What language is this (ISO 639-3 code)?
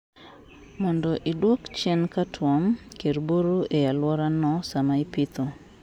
luo